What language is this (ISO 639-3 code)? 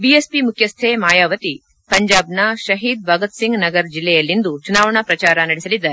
kan